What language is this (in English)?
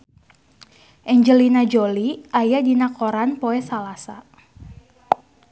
Sundanese